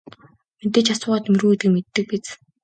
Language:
Mongolian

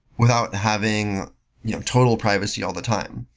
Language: English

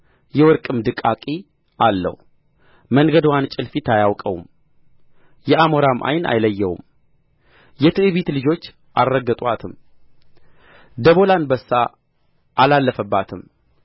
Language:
Amharic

